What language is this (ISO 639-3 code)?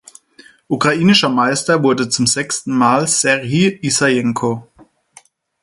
deu